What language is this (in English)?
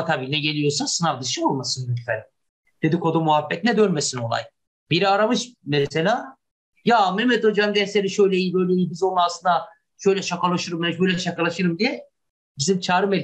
Turkish